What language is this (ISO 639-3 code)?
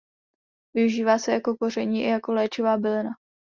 ces